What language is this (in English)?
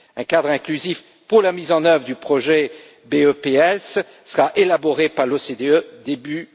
French